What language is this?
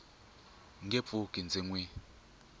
Tsonga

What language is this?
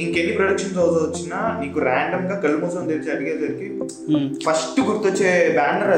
Telugu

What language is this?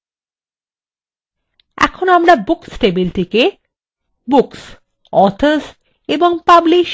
Bangla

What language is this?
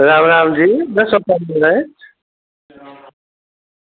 Dogri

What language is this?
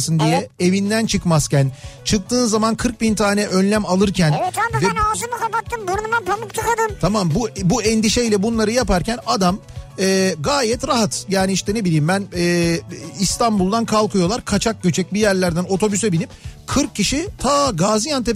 Turkish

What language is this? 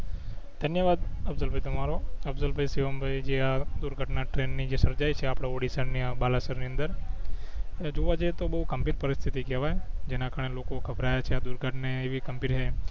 Gujarati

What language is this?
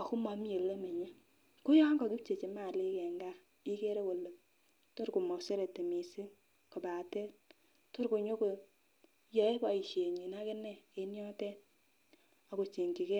Kalenjin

